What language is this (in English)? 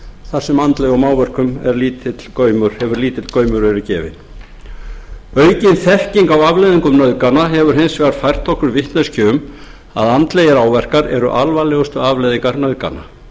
Icelandic